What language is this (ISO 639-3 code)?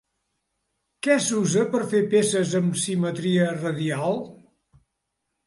cat